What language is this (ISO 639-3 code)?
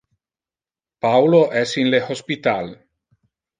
ina